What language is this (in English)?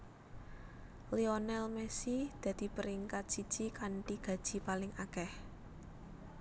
Javanese